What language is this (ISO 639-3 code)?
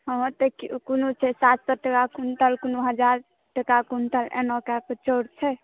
mai